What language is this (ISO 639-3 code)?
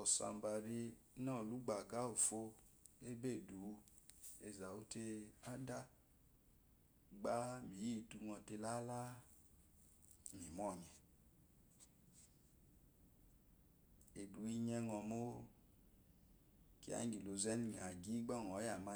afo